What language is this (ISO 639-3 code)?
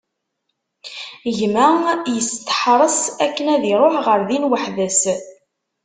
kab